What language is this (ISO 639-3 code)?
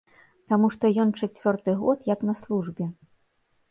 bel